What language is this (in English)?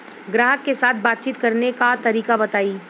Bhojpuri